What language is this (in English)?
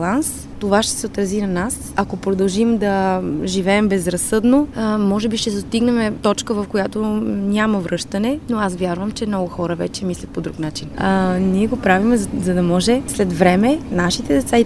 Bulgarian